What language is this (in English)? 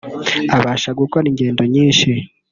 Kinyarwanda